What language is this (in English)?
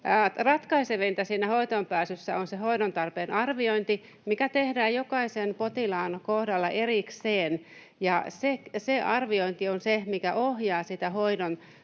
Finnish